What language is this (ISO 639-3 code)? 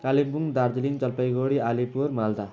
nep